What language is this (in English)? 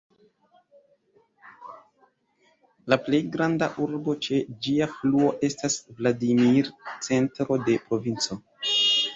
Esperanto